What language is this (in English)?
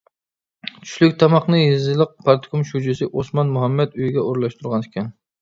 Uyghur